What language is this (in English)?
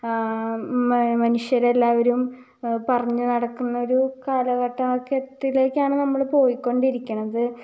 Malayalam